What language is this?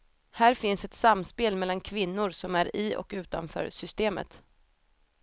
Swedish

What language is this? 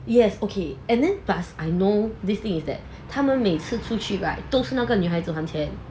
English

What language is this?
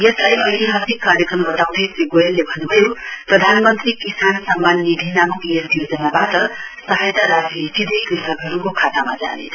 Nepali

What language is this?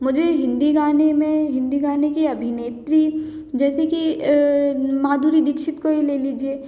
Hindi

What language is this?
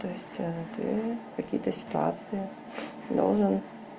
Russian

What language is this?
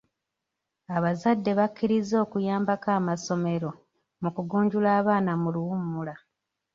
Ganda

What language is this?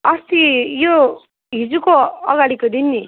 Nepali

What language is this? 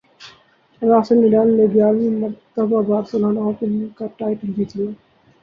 Urdu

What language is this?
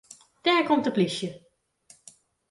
Western Frisian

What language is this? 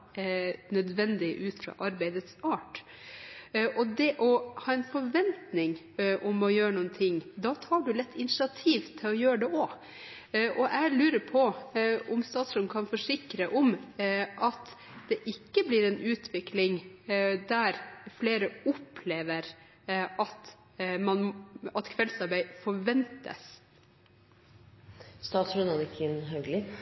Norwegian Bokmål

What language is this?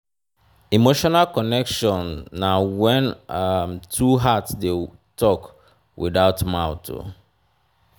Nigerian Pidgin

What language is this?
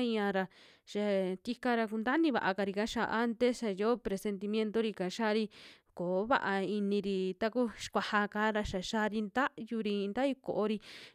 Western Juxtlahuaca Mixtec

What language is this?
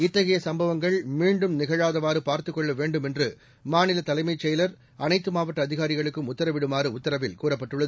Tamil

